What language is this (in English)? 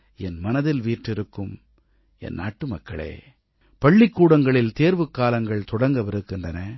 Tamil